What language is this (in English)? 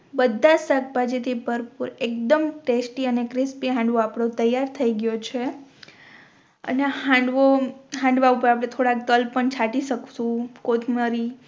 Gujarati